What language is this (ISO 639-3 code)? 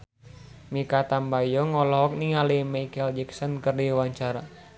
sun